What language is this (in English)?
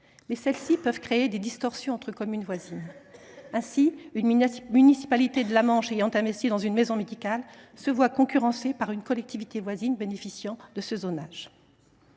French